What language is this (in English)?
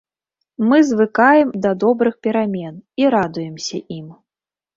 Belarusian